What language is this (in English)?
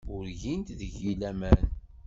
Kabyle